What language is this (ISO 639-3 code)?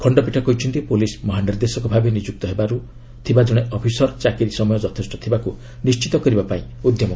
ori